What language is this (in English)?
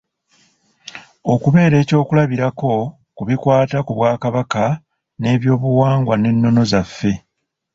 Ganda